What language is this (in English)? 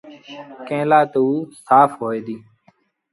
Sindhi Bhil